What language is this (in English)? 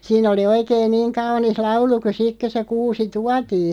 Finnish